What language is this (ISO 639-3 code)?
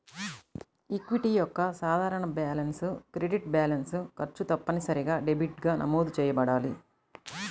tel